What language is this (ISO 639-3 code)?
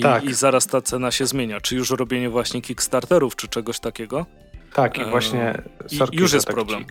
pol